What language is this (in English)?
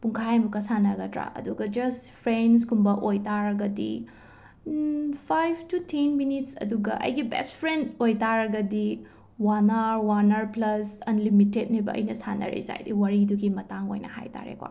Manipuri